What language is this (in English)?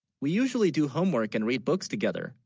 English